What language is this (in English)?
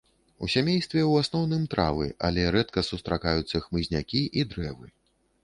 Belarusian